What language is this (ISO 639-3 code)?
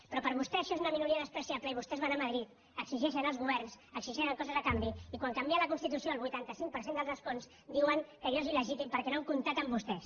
cat